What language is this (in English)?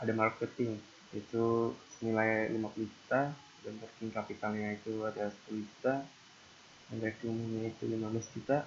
Indonesian